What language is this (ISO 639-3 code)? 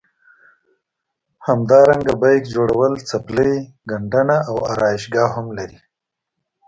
pus